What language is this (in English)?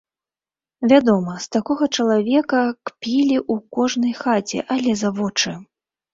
Belarusian